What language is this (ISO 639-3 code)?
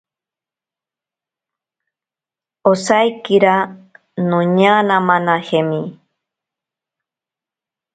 prq